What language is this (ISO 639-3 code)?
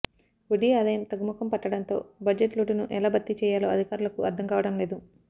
tel